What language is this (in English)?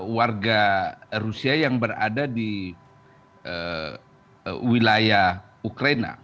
Indonesian